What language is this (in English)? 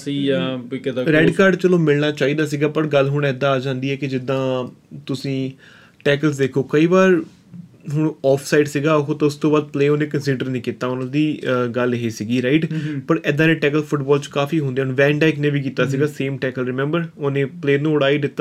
Punjabi